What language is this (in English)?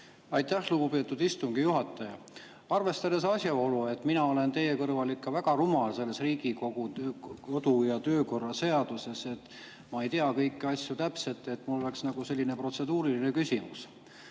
Estonian